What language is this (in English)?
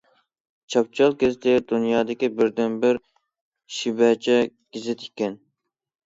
Uyghur